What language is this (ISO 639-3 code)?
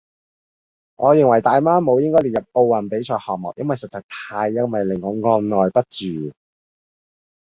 yue